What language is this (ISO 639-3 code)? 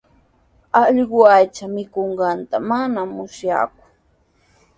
qws